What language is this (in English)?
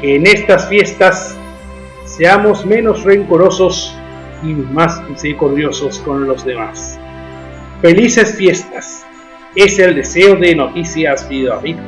Spanish